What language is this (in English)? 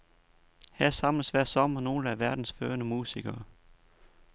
Danish